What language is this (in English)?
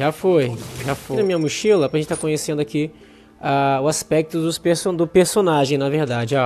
Portuguese